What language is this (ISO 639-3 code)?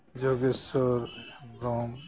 sat